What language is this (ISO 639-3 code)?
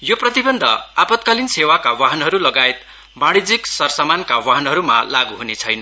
nep